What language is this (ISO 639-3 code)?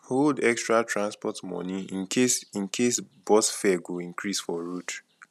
pcm